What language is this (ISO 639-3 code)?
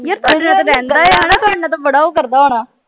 pan